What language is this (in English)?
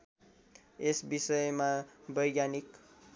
Nepali